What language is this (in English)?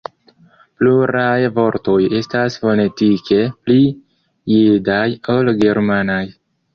Esperanto